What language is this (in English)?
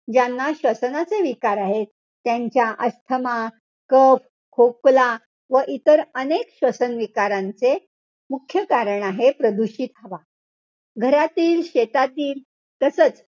Marathi